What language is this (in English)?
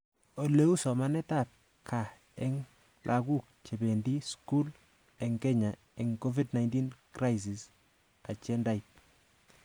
Kalenjin